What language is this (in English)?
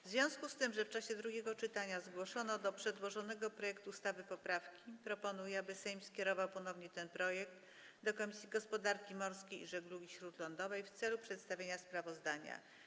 Polish